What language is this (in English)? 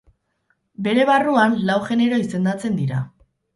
Basque